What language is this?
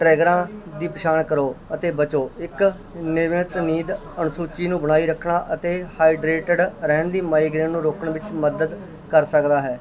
Punjabi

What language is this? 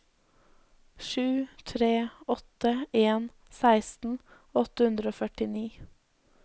Norwegian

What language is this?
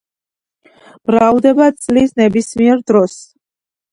Georgian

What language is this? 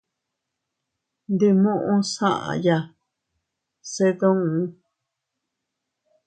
Teutila Cuicatec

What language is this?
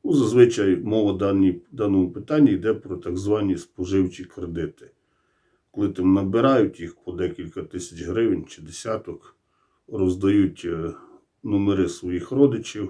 Ukrainian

